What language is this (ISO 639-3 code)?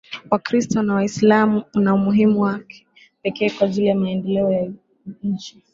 swa